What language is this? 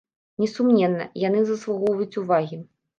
Belarusian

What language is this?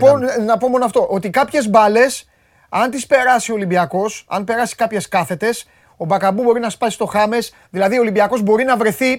Greek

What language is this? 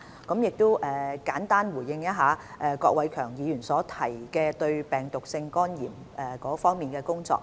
Cantonese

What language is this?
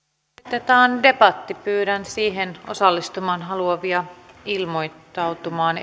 Finnish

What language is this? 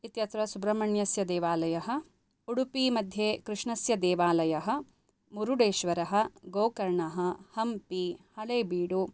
Sanskrit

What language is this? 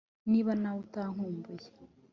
Kinyarwanda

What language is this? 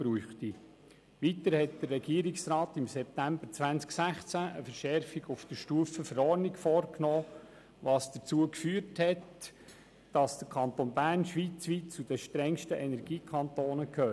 Swiss German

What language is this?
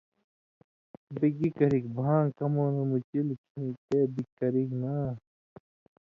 Indus Kohistani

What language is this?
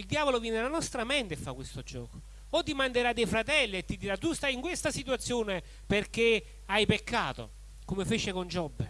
Italian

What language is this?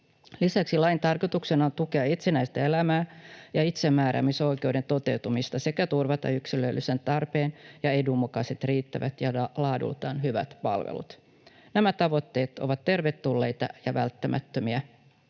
Finnish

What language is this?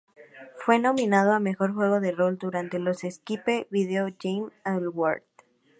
Spanish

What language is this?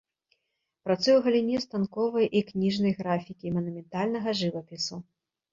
Belarusian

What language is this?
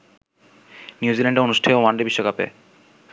Bangla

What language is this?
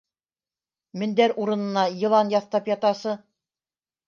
Bashkir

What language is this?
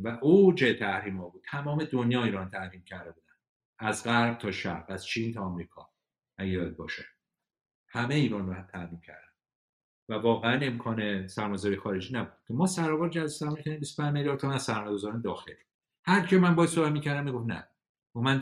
Persian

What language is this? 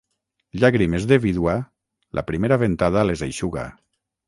Catalan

